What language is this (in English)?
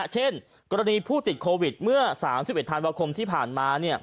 Thai